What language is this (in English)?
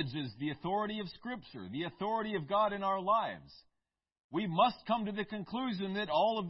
English